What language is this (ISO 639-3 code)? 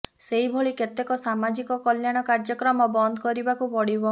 ori